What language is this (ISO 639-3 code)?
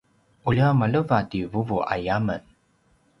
pwn